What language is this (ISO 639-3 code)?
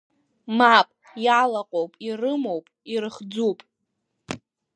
abk